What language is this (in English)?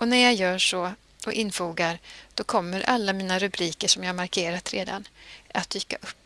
Swedish